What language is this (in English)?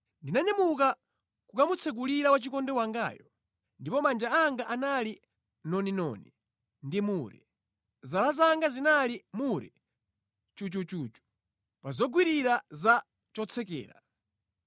Nyanja